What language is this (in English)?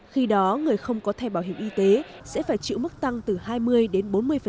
Vietnamese